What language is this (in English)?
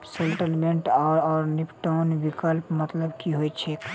Maithili